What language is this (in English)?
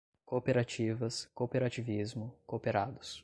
Portuguese